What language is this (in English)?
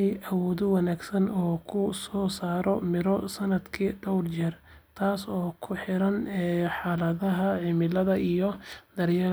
Somali